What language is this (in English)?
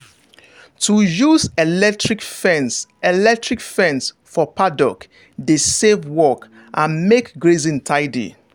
Nigerian Pidgin